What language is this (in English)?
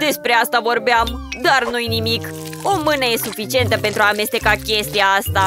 Romanian